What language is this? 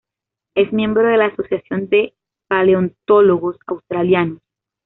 Spanish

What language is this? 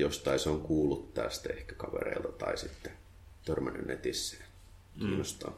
Finnish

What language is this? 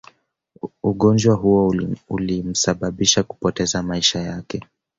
Swahili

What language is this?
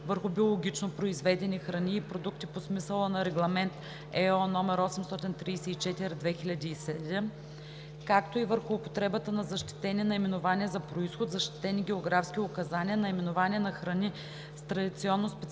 Bulgarian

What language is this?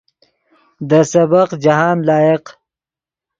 Yidgha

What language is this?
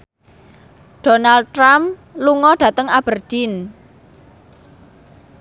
Javanese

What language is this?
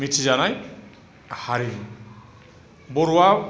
Bodo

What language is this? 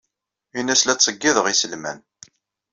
Kabyle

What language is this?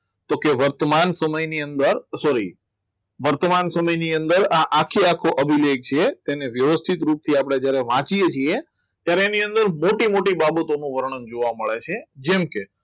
Gujarati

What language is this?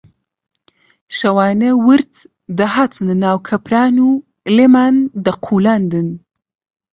Central Kurdish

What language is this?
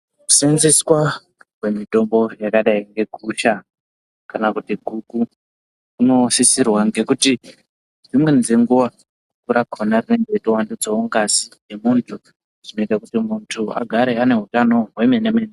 Ndau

